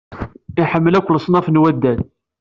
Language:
Kabyle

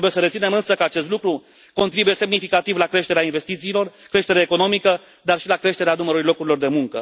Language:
Romanian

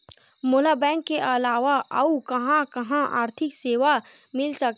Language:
Chhattisgarhi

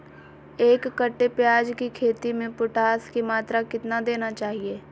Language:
Magahi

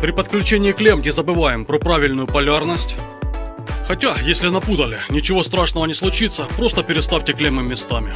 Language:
Russian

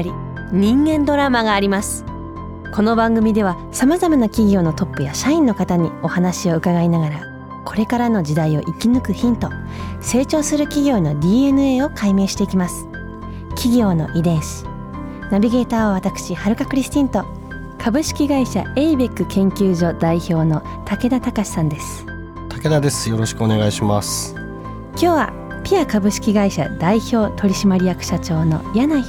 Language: Japanese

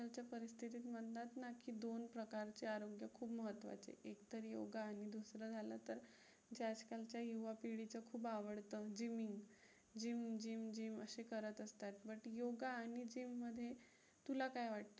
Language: Marathi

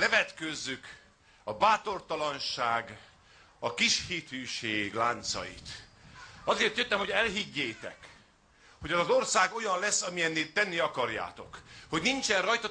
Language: Hungarian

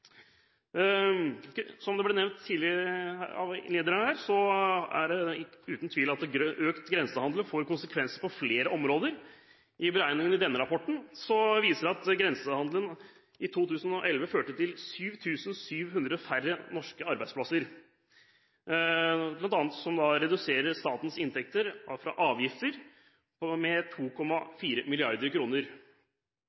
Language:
Norwegian Bokmål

